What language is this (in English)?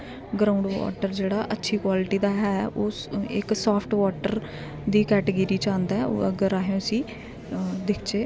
Dogri